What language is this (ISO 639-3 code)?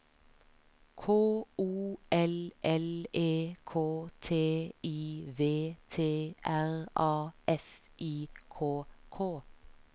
nor